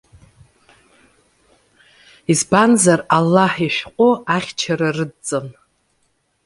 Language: Abkhazian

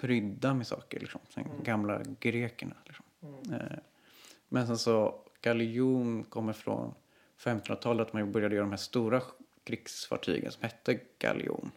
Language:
Swedish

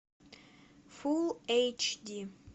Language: Russian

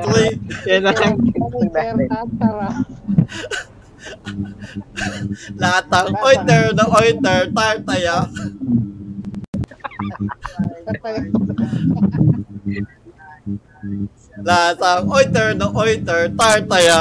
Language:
Filipino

